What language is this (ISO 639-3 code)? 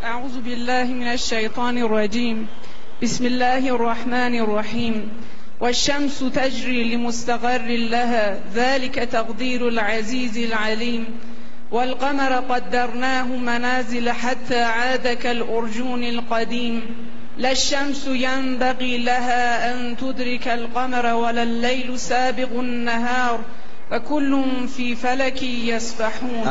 fas